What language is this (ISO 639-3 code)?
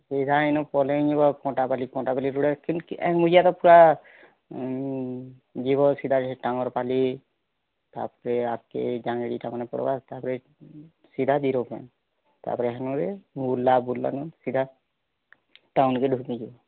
ori